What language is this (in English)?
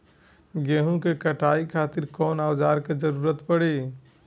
Bhojpuri